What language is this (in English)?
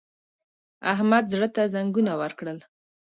Pashto